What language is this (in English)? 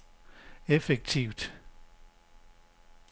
Danish